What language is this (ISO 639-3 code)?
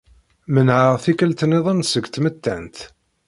kab